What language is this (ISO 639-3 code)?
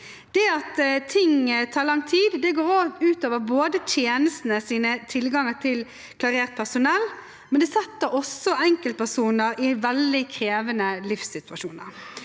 nor